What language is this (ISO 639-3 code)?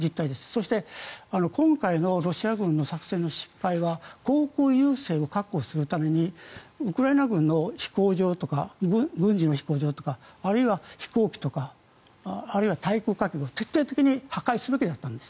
jpn